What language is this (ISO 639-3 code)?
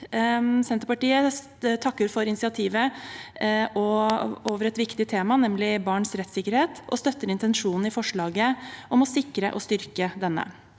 nor